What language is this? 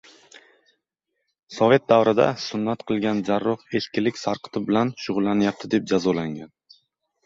Uzbek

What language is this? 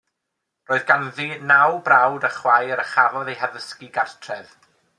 Welsh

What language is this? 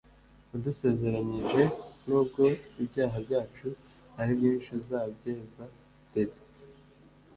Kinyarwanda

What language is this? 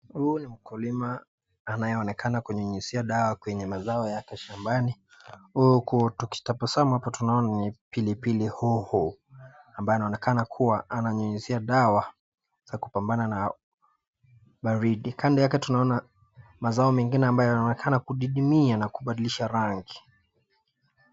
Swahili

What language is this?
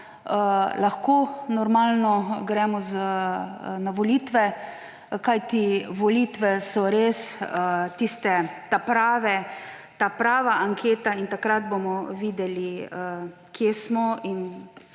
Slovenian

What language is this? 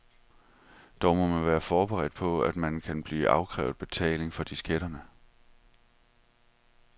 Danish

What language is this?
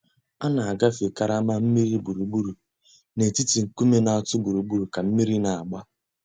Igbo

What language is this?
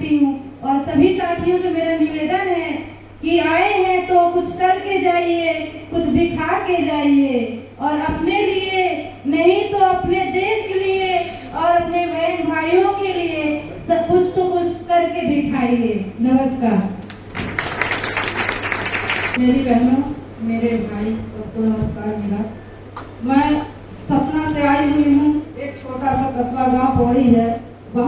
Hindi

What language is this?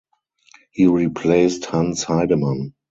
English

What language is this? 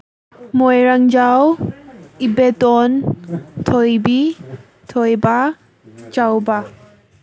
Manipuri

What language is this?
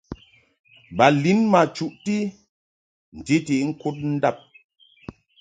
Mungaka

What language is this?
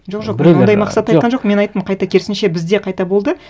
Kazakh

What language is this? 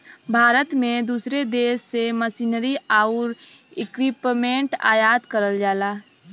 Bhojpuri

